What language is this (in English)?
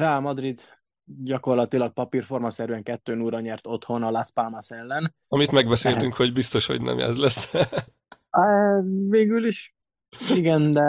Hungarian